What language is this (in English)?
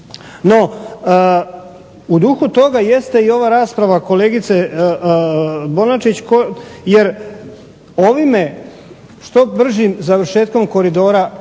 Croatian